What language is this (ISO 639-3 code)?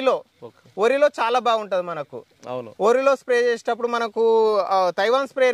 tel